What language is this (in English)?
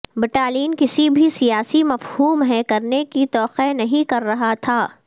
Urdu